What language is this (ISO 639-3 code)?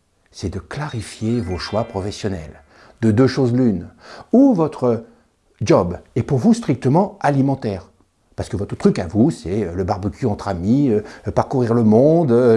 fra